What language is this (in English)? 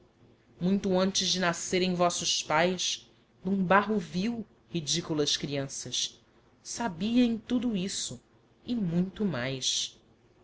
Portuguese